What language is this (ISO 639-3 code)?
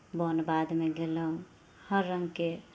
mai